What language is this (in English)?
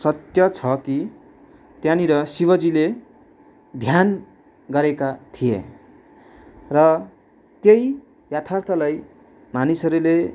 Nepali